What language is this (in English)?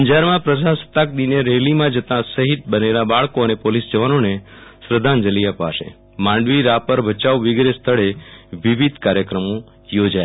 Gujarati